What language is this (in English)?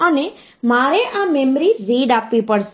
Gujarati